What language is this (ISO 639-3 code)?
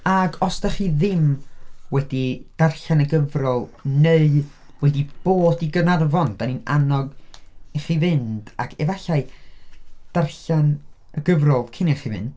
cym